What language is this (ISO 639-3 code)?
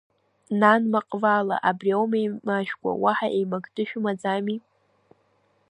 abk